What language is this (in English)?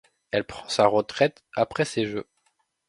French